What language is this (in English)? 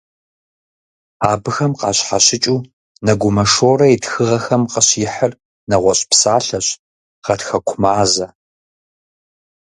Kabardian